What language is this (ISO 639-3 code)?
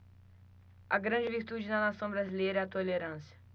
por